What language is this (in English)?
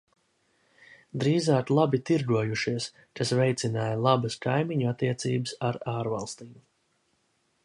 Latvian